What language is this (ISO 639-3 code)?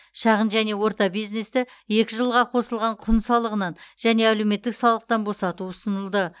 kaz